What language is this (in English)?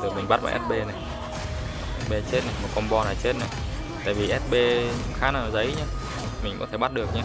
Vietnamese